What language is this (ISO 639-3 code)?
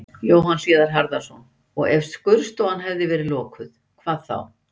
isl